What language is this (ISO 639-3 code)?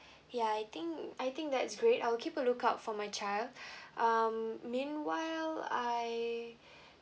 eng